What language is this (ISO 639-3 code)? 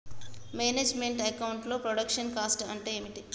tel